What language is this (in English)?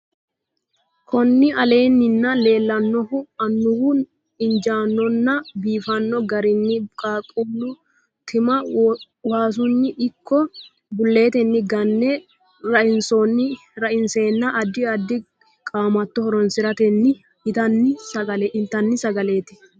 Sidamo